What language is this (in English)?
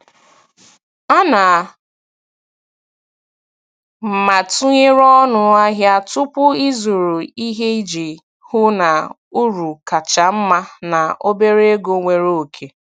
Igbo